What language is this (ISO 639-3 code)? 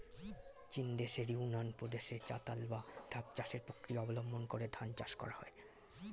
ben